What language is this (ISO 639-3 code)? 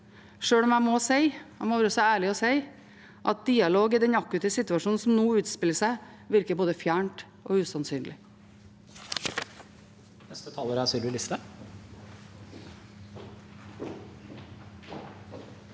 nor